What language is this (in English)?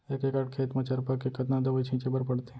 Chhattisgarhi